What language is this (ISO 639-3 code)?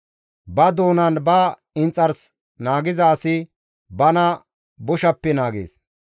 gmv